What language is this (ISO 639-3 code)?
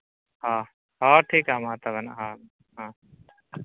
sat